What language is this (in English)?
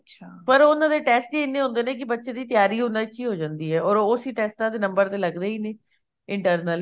Punjabi